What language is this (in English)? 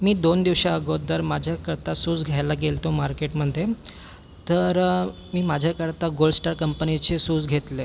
Marathi